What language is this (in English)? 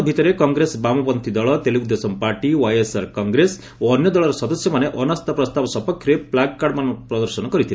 Odia